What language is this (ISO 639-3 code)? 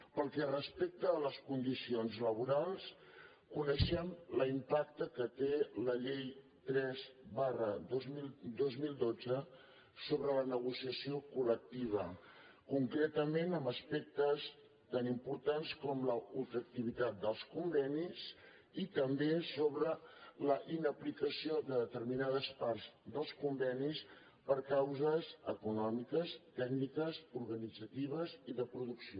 cat